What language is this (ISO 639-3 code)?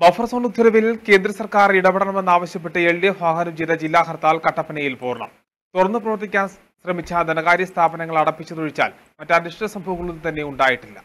tur